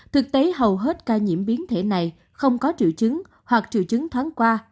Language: Vietnamese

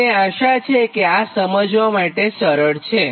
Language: Gujarati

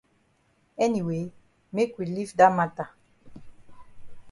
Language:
Cameroon Pidgin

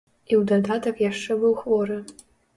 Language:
Belarusian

